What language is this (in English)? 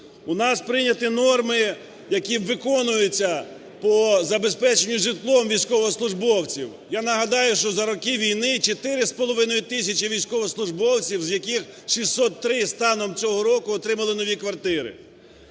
Ukrainian